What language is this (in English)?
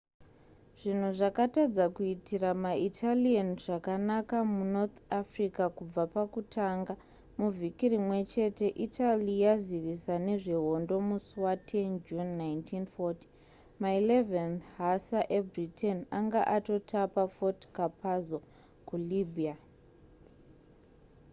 Shona